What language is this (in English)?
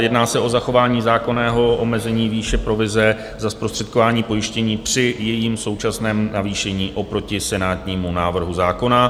Czech